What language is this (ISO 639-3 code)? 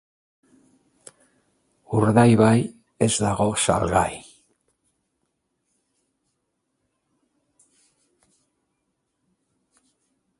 eus